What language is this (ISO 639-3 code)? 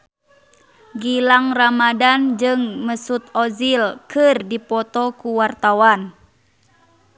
sun